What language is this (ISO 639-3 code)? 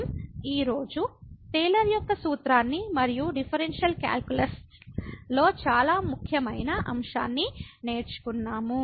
tel